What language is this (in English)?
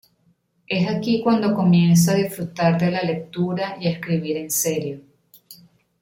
Spanish